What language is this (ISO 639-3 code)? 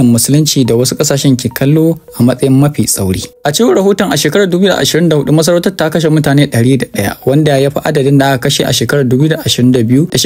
ind